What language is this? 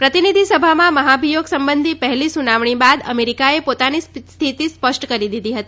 Gujarati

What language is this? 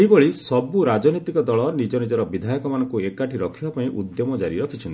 Odia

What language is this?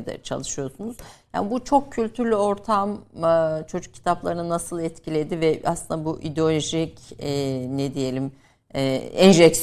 Turkish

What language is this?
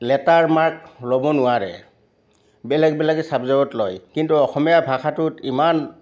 Assamese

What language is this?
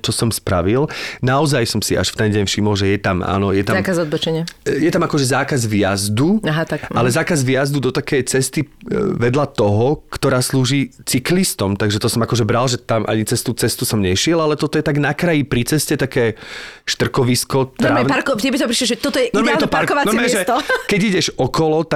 Slovak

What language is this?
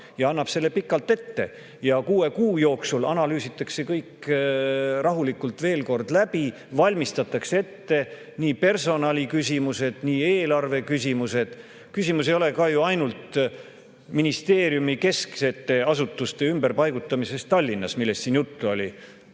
Estonian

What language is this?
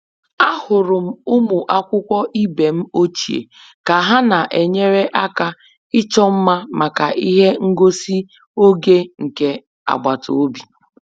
Igbo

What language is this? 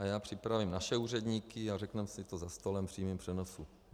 Czech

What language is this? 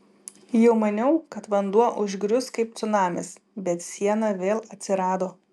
Lithuanian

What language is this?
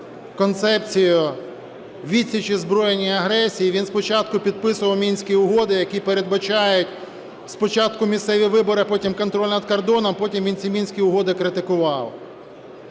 Ukrainian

